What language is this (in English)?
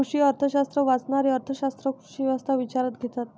Marathi